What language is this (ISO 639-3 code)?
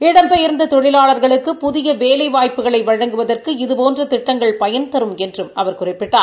tam